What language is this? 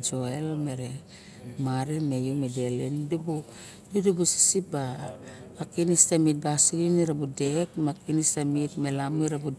Barok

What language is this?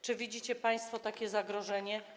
Polish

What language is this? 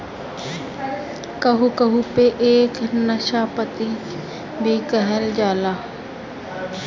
Bhojpuri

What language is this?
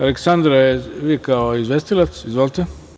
Serbian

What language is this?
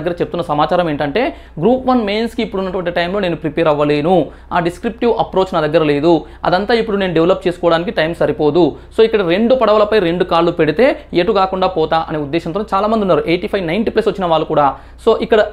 Telugu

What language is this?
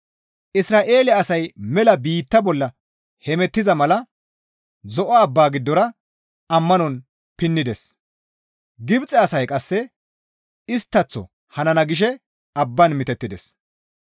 Gamo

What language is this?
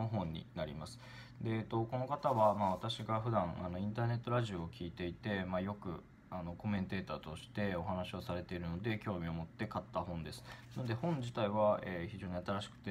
Japanese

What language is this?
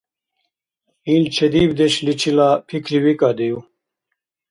Dargwa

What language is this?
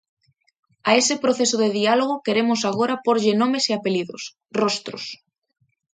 Galician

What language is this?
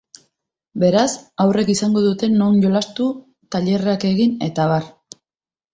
Basque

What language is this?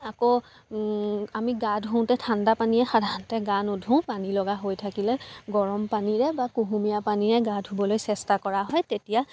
Assamese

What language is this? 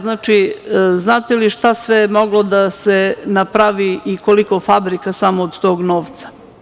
Serbian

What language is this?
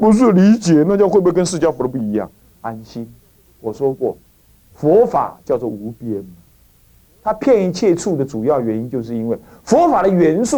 Chinese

